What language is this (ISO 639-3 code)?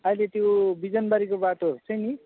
nep